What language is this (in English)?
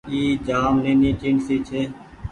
Goaria